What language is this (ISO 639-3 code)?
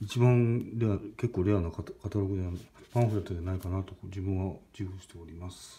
jpn